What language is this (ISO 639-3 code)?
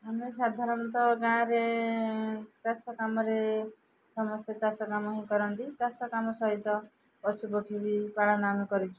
ori